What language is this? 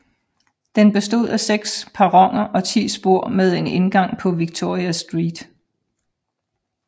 Danish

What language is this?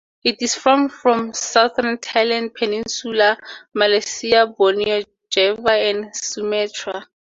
English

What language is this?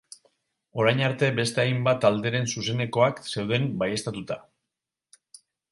Basque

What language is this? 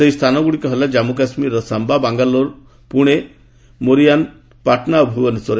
Odia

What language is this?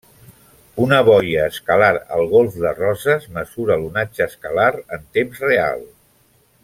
Catalan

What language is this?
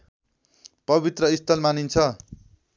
Nepali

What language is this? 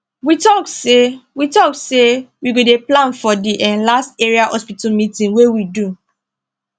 Nigerian Pidgin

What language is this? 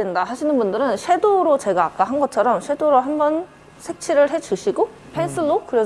Korean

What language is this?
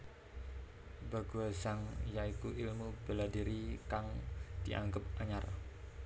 Javanese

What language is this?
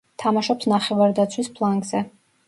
Georgian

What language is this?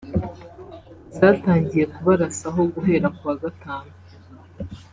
Kinyarwanda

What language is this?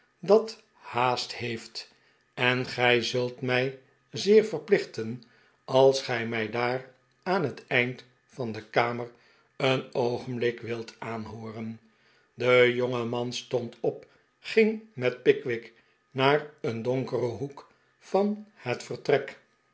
Dutch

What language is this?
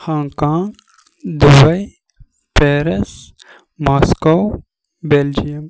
Kashmiri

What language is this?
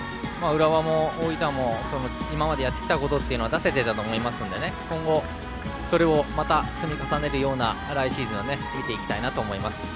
Japanese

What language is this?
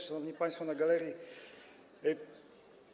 Polish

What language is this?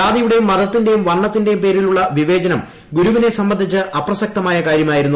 Malayalam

